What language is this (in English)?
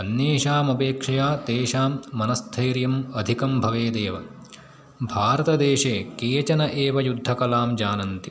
Sanskrit